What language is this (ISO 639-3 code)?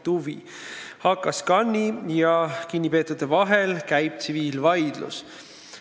est